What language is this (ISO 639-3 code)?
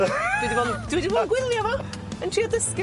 cym